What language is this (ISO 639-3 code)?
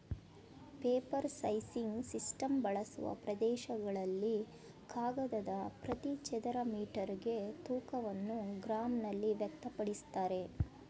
kan